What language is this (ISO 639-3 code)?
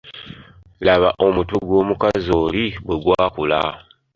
lug